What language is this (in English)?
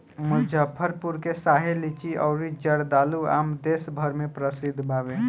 Bhojpuri